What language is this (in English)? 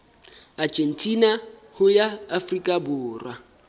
Southern Sotho